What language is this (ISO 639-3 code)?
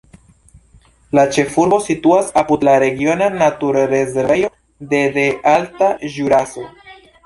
epo